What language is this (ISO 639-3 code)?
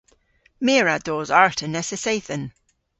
cor